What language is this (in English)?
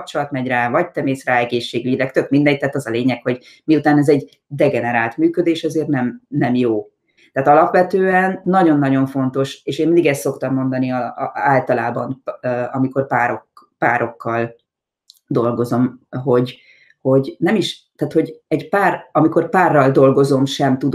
Hungarian